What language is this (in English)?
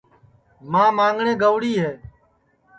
Sansi